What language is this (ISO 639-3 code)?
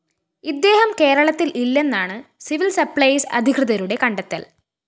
mal